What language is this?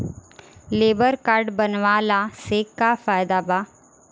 Bhojpuri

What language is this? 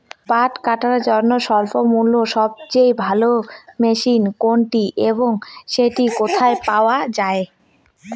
Bangla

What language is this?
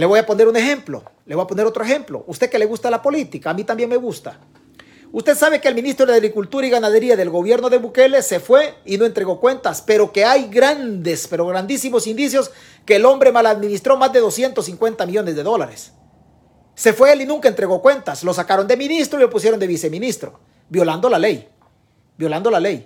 Spanish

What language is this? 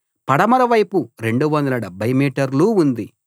Telugu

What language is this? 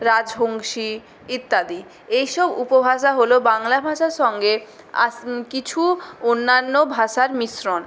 Bangla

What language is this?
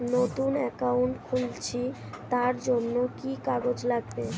Bangla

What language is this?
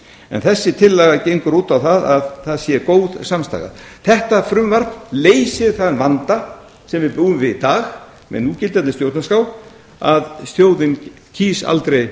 Icelandic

